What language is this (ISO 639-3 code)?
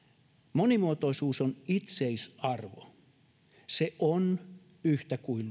fin